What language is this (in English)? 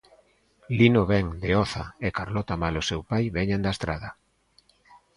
Galician